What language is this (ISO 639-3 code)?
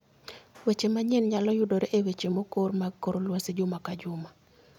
luo